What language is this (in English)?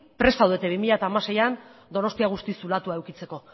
Basque